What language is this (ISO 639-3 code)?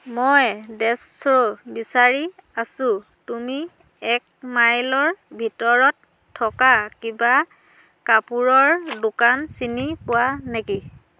asm